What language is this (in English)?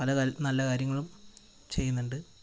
Malayalam